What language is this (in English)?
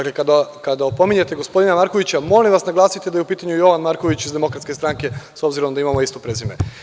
Serbian